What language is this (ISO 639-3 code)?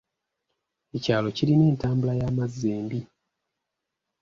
lug